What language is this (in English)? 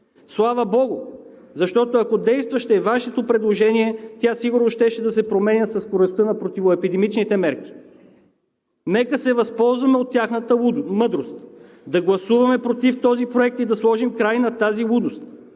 Bulgarian